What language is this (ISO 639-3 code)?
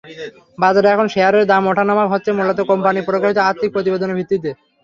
ben